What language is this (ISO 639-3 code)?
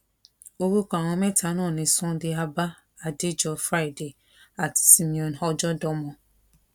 yor